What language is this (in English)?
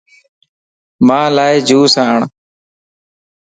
Lasi